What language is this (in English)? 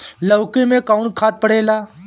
Bhojpuri